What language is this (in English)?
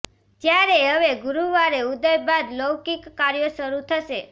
Gujarati